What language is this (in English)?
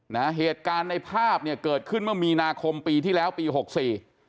Thai